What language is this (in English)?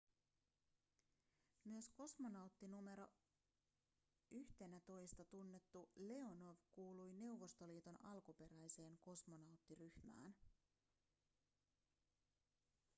Finnish